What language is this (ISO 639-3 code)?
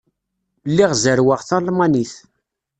kab